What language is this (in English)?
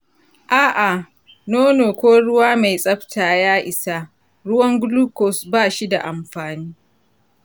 Hausa